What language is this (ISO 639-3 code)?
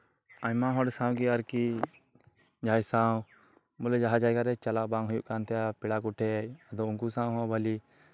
sat